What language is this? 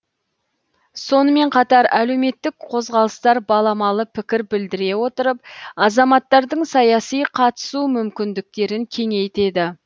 Kazakh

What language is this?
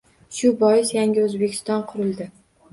Uzbek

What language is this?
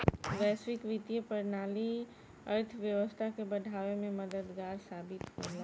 Bhojpuri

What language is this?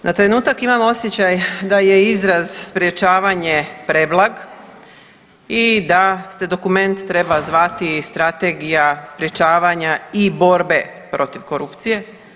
Croatian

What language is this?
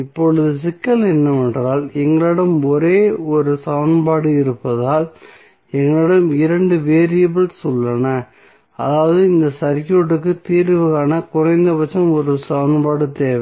Tamil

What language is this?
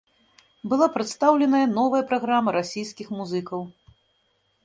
Belarusian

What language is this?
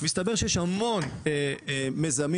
Hebrew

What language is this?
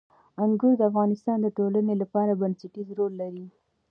Pashto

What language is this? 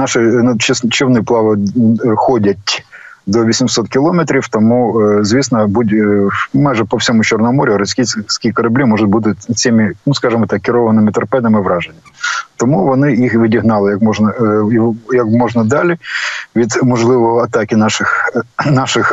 Ukrainian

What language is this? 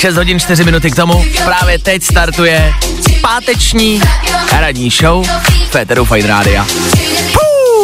Czech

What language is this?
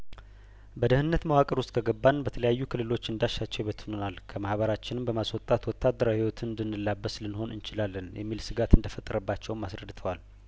Amharic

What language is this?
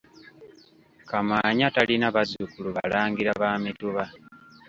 Ganda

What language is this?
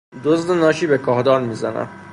Persian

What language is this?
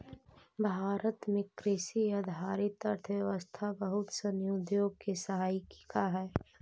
Magahi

